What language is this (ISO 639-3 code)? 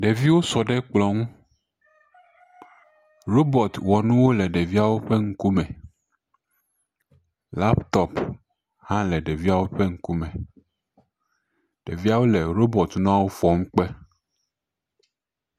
ewe